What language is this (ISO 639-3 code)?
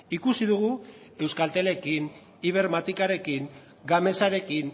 eus